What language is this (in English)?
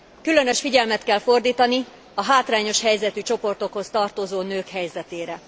Hungarian